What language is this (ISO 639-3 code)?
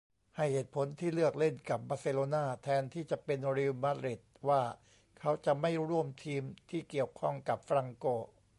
tha